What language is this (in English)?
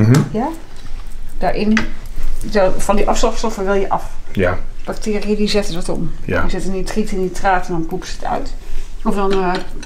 Dutch